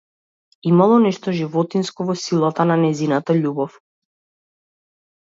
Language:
Macedonian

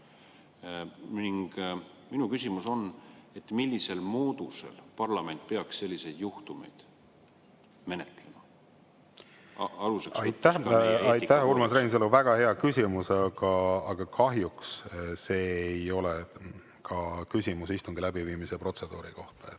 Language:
Estonian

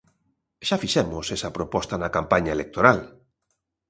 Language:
Galician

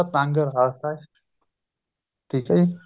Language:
Punjabi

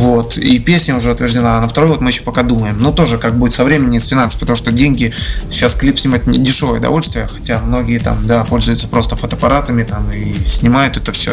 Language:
Russian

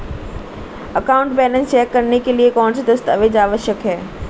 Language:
Hindi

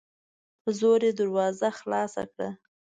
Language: Pashto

